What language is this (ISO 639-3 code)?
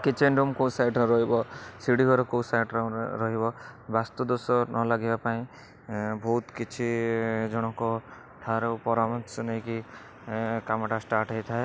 ori